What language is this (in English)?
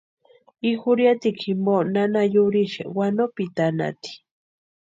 Western Highland Purepecha